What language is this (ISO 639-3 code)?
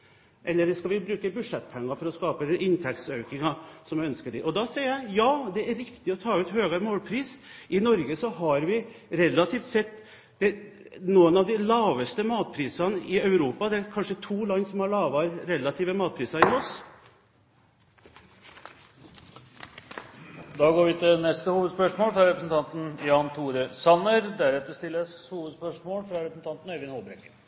nor